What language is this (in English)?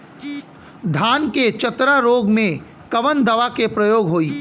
Bhojpuri